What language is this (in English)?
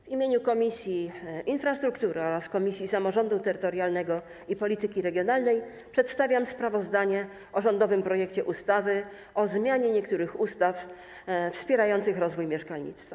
Polish